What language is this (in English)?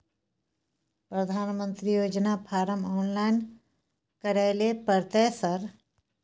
Maithili